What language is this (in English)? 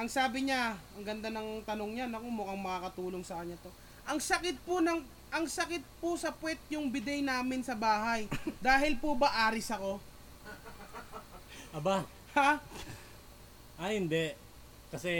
Filipino